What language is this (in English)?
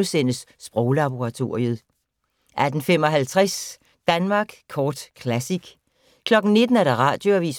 Danish